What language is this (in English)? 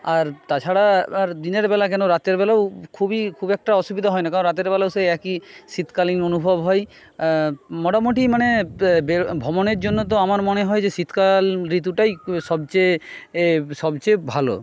Bangla